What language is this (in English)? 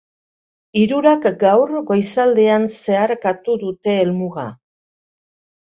Basque